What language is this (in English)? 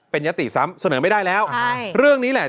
Thai